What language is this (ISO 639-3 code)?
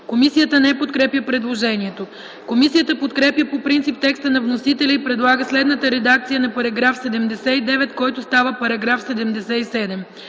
bul